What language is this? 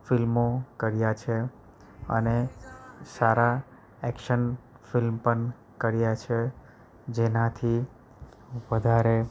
Gujarati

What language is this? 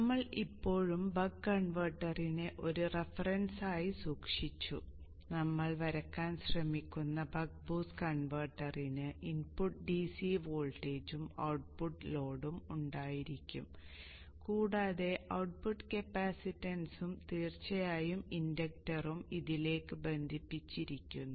Malayalam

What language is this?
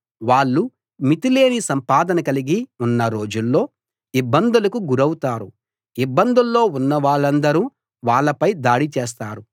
Telugu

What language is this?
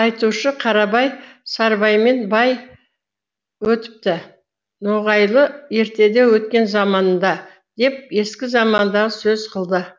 Kazakh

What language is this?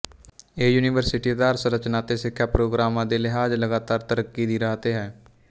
Punjabi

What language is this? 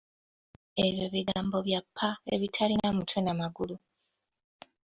Ganda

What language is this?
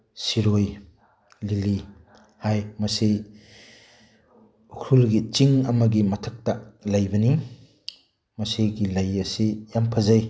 Manipuri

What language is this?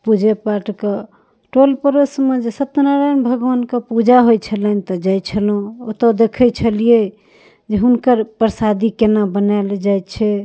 Maithili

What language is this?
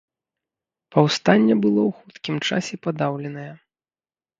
Belarusian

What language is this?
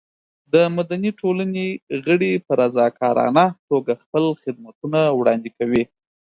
Pashto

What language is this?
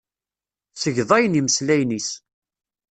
Kabyle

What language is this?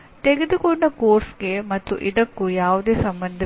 Kannada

